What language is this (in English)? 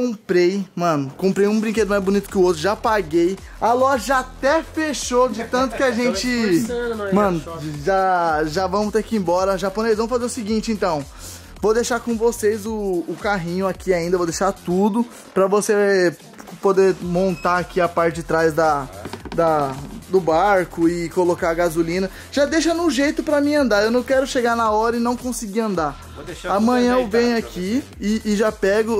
Portuguese